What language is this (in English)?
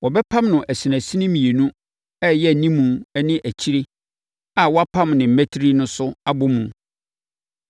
Akan